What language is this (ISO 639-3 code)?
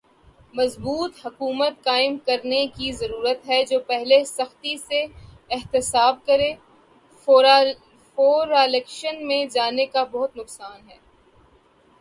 urd